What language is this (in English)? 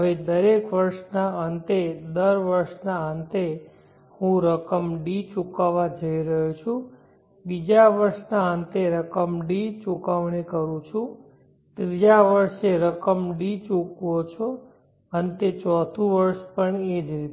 Gujarati